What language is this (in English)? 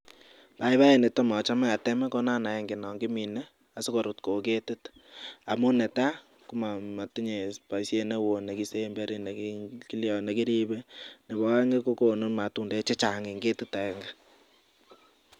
Kalenjin